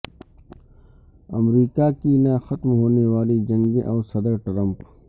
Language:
Urdu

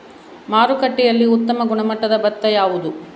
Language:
Kannada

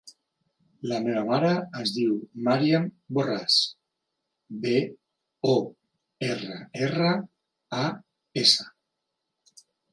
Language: Catalan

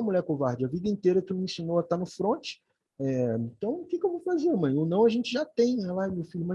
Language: Portuguese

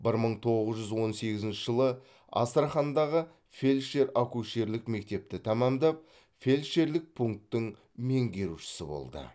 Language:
Kazakh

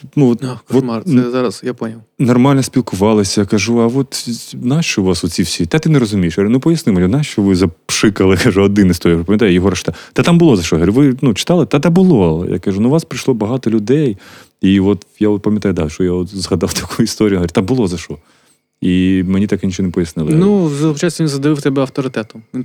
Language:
Ukrainian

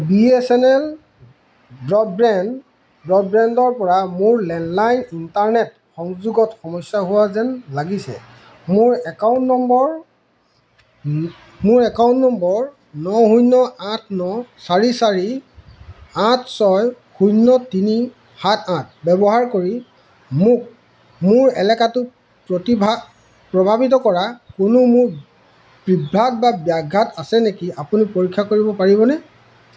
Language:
Assamese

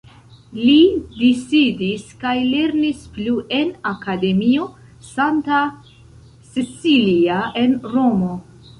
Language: Esperanto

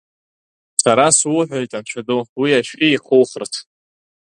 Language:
Abkhazian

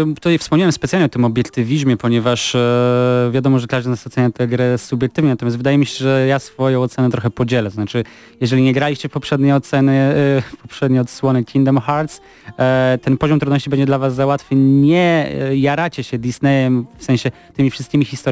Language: Polish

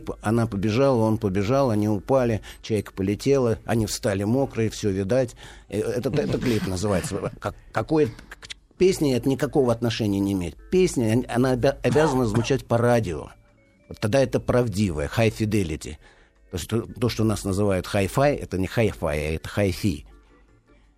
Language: Russian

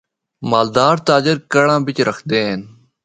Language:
Northern Hindko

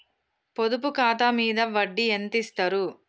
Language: Telugu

